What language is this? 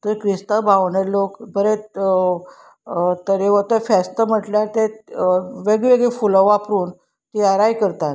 Konkani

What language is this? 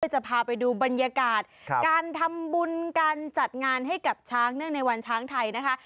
Thai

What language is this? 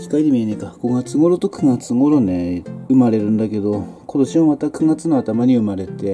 Japanese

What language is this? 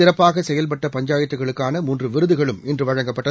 Tamil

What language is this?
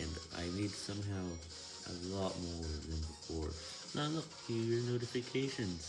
English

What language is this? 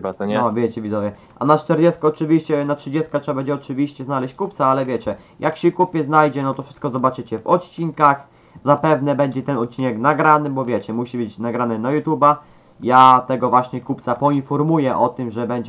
Polish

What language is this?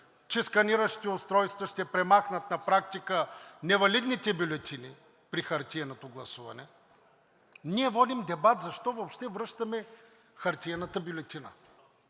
Bulgarian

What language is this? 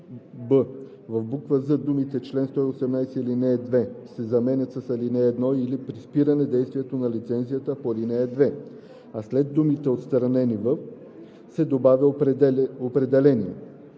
Bulgarian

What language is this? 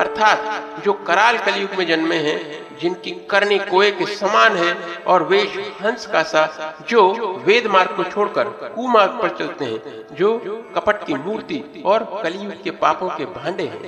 Hindi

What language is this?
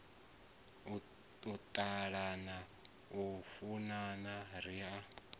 Venda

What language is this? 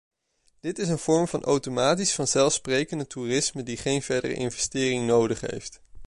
Dutch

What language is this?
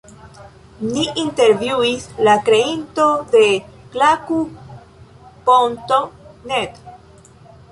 Esperanto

